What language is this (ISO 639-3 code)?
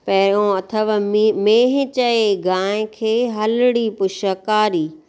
snd